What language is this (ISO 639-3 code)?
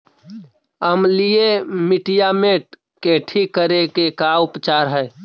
mag